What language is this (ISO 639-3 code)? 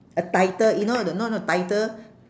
eng